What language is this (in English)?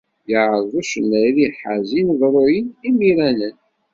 Kabyle